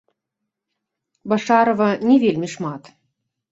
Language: Belarusian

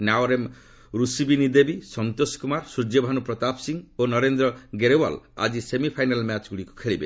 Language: Odia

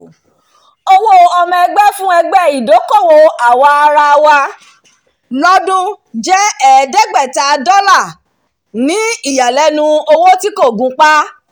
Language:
Yoruba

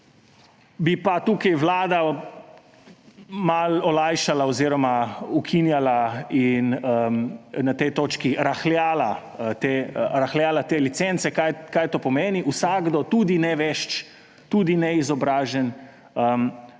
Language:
Slovenian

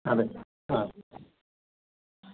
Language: Dogri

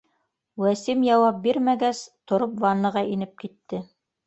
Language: Bashkir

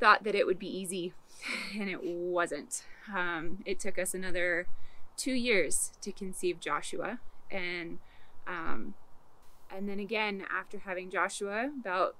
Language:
English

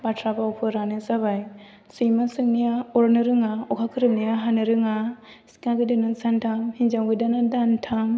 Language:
Bodo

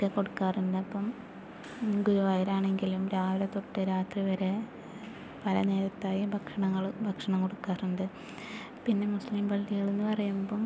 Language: Malayalam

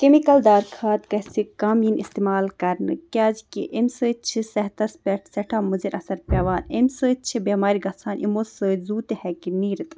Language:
Kashmiri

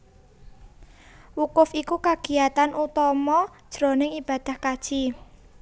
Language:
Javanese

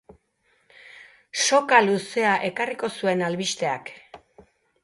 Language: Basque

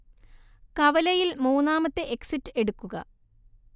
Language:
Malayalam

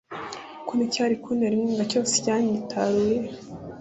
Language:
Kinyarwanda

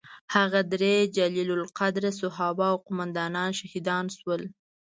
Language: Pashto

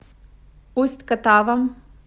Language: Russian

